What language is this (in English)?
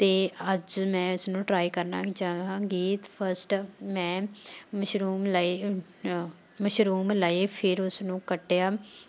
Punjabi